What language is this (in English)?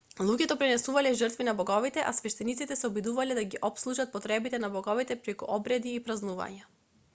Macedonian